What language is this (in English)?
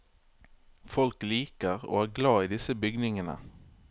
Norwegian